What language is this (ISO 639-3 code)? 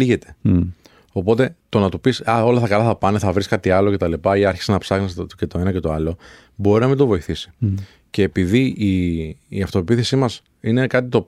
ell